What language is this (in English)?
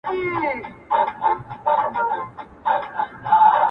Pashto